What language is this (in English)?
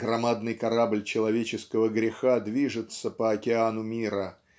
Russian